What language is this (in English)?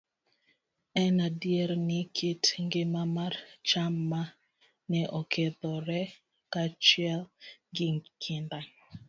Luo (Kenya and Tanzania)